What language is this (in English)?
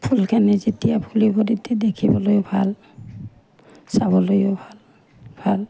Assamese